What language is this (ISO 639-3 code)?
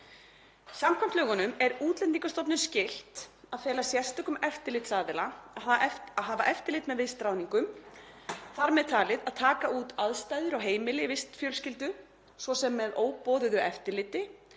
isl